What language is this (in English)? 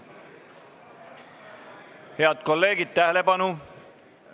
Estonian